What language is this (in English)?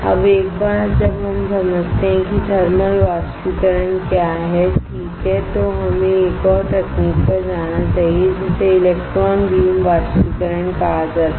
Hindi